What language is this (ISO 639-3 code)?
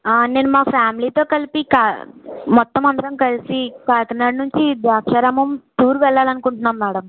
tel